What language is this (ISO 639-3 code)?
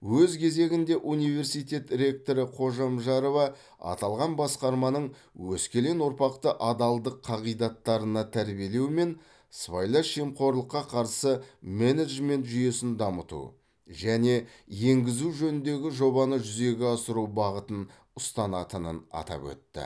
kaz